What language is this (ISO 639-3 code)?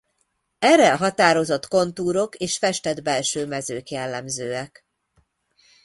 hun